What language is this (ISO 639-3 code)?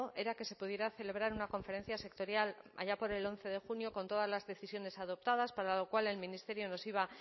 spa